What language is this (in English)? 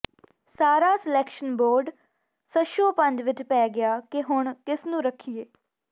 Punjabi